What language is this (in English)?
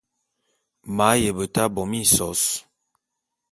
Bulu